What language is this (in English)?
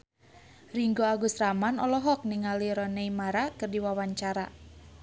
Sundanese